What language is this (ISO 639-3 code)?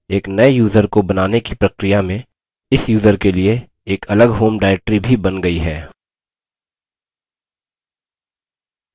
hin